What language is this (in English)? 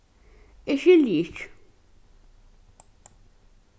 Faroese